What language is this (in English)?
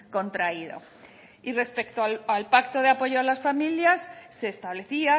Spanish